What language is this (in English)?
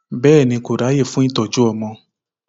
Yoruba